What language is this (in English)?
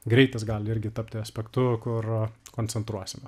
Lithuanian